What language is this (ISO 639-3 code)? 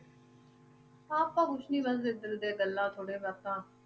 pan